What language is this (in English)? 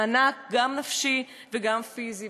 Hebrew